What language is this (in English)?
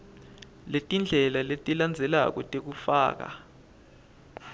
Swati